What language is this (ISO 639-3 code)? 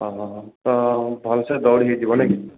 ori